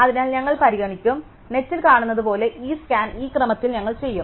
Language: Malayalam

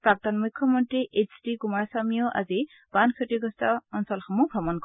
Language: Assamese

